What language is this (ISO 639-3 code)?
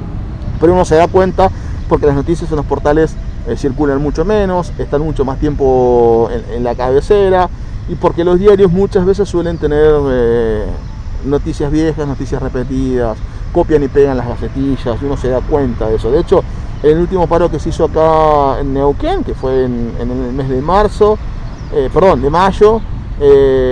spa